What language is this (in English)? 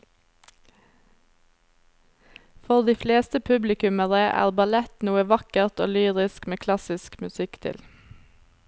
Norwegian